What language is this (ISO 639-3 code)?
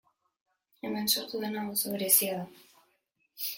eus